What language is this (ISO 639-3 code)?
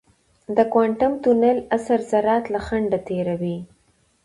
pus